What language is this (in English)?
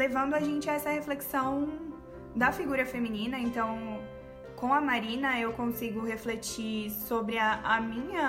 Portuguese